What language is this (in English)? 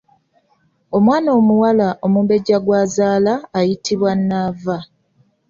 Ganda